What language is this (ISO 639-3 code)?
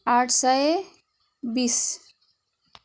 nep